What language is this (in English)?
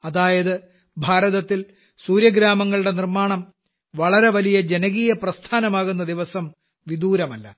Malayalam